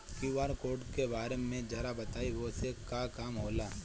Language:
Bhojpuri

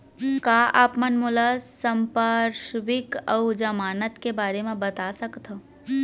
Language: Chhattisgarhi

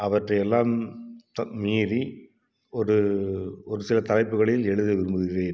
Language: Tamil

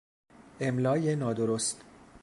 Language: Persian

